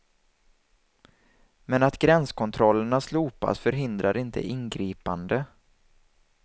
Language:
Swedish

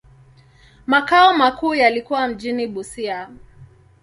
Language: Swahili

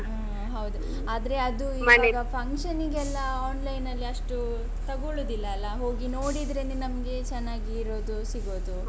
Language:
Kannada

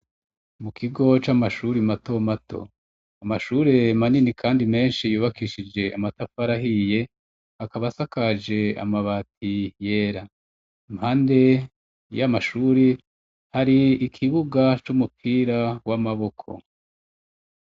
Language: Rundi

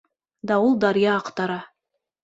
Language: Bashkir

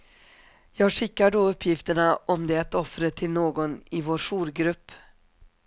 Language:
Swedish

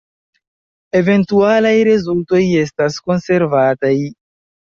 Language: Esperanto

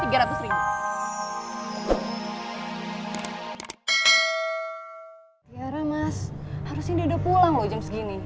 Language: Indonesian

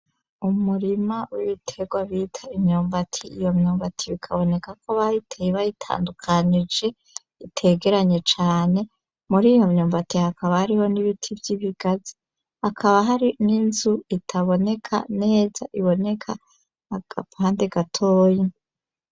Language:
Rundi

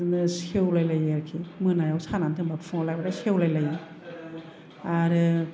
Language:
Bodo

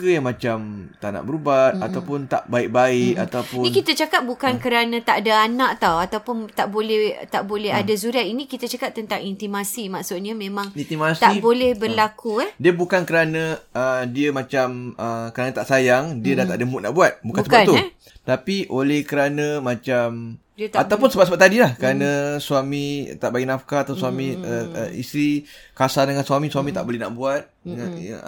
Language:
Malay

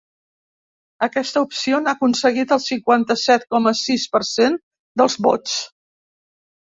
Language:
Catalan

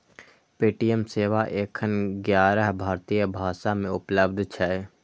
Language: Maithili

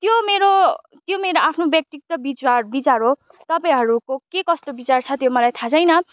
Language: Nepali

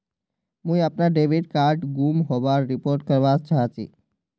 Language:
Magahi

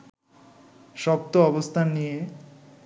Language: Bangla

